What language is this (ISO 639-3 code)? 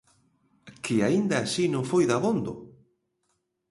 glg